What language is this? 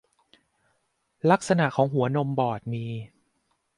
Thai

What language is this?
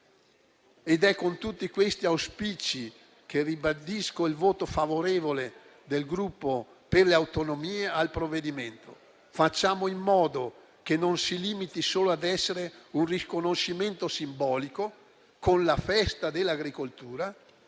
Italian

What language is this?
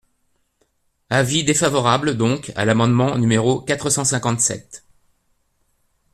French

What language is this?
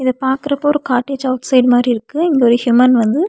Tamil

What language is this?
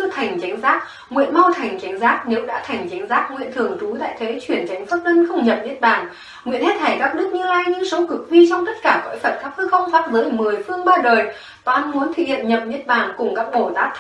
Vietnamese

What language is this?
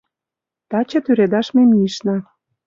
Mari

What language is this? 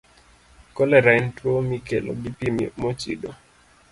Luo (Kenya and Tanzania)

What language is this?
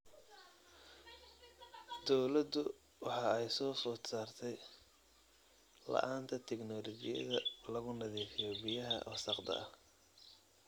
Somali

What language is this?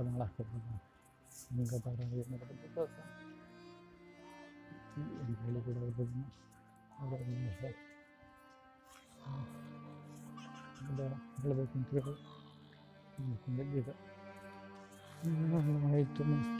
Kannada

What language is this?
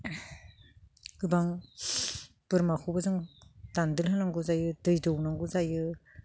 Bodo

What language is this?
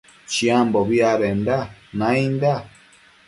Matsés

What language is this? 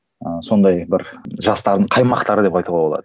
Kazakh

